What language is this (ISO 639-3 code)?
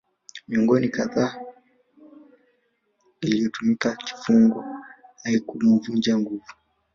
swa